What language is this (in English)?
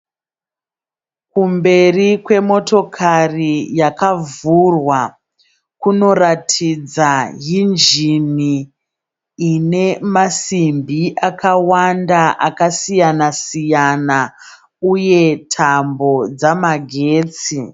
Shona